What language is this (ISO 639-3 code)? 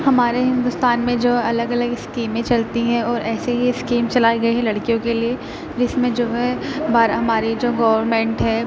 urd